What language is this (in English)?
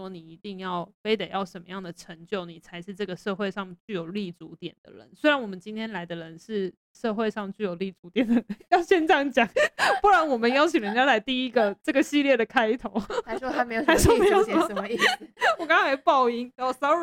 Chinese